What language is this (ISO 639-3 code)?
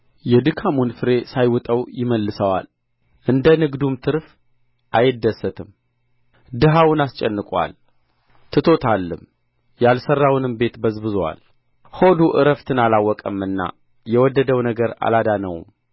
amh